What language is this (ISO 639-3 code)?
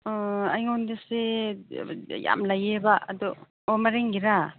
mni